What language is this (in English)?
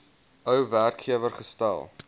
Afrikaans